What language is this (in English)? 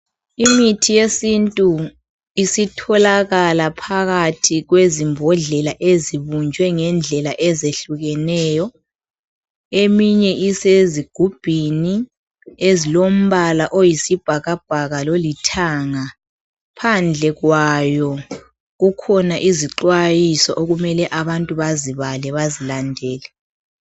North Ndebele